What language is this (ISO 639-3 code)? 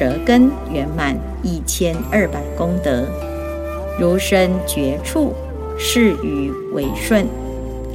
zho